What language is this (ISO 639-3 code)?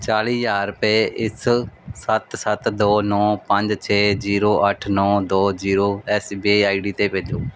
pan